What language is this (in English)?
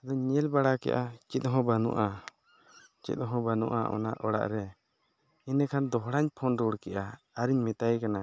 Santali